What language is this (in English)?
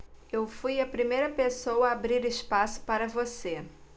Portuguese